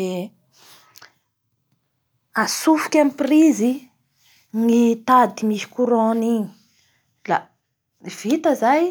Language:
Bara Malagasy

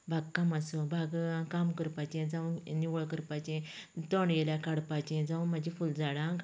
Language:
Konkani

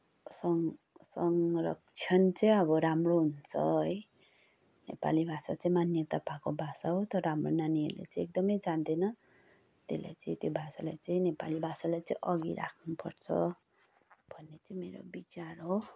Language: Nepali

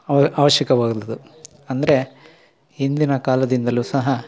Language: Kannada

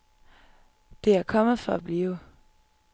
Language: Danish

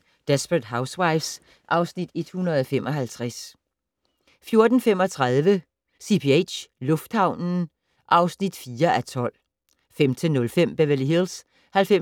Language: Danish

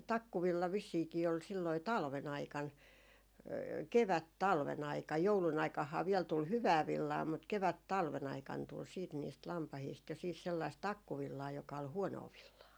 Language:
Finnish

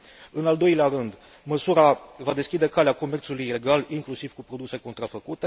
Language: Romanian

